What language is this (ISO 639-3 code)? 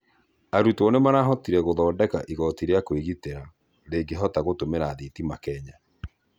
kik